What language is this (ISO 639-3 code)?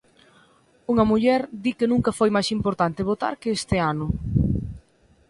glg